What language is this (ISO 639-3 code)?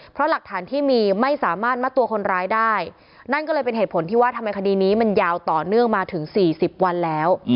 tha